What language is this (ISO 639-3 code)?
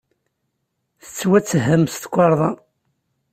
kab